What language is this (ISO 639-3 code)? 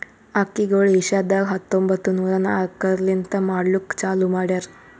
kan